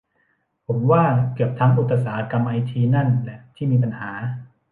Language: Thai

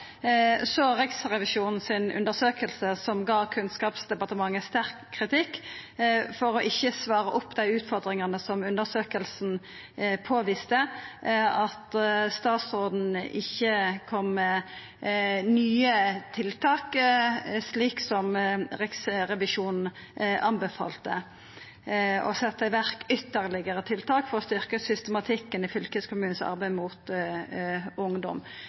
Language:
Norwegian Nynorsk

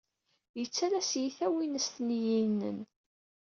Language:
Kabyle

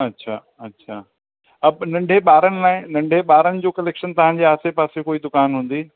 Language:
Sindhi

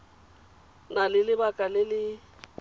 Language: Tswana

